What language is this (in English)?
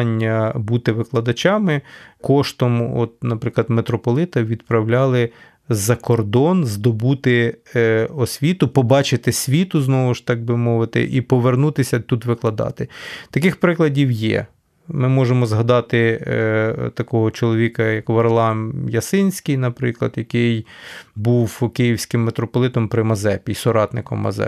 Ukrainian